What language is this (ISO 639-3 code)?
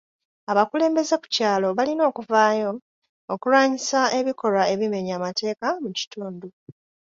lug